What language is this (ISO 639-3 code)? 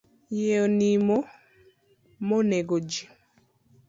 luo